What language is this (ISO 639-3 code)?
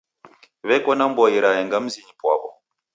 dav